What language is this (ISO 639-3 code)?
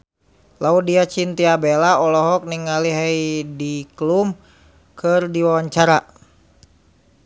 sun